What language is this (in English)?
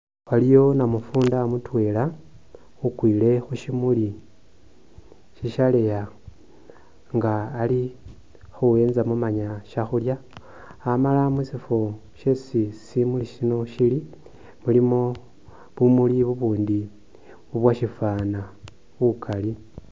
Masaaba